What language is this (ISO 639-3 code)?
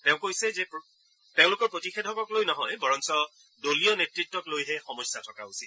asm